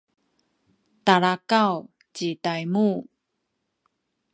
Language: Sakizaya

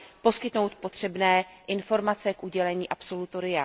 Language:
Czech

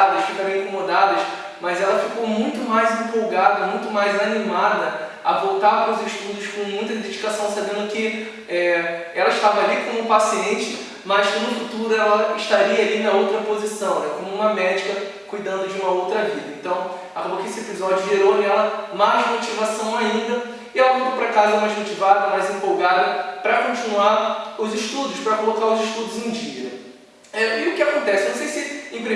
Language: Portuguese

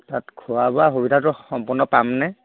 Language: Assamese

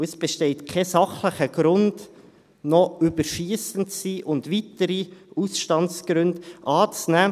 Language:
Swiss German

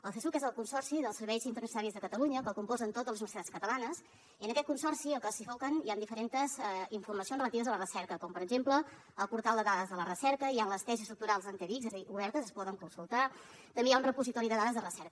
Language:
Catalan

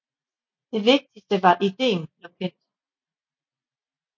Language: Danish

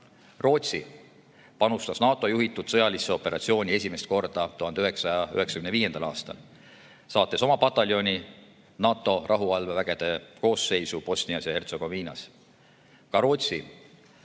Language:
Estonian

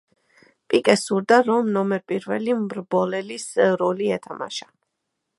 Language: Georgian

